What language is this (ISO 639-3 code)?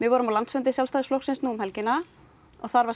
isl